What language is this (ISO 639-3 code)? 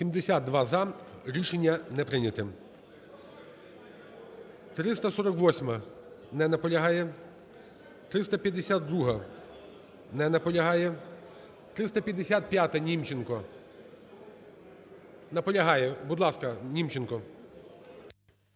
ukr